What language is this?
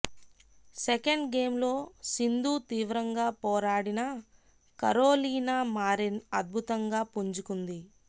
Telugu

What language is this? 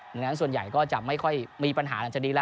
Thai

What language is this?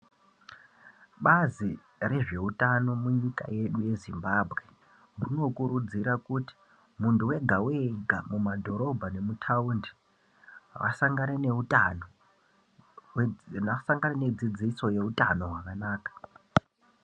Ndau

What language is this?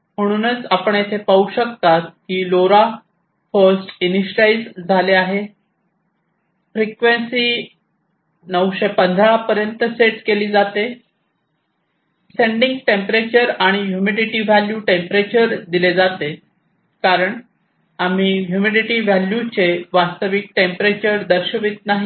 Marathi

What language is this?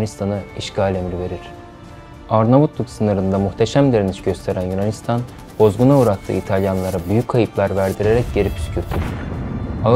Turkish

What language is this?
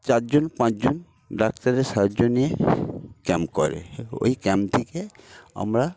Bangla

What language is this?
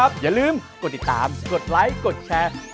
Thai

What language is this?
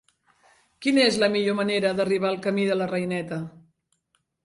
Catalan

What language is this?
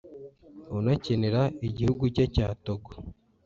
Kinyarwanda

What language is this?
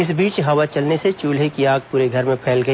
Hindi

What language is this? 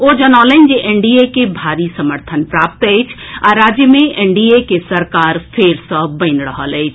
Maithili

